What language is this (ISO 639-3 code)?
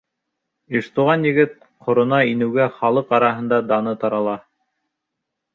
bak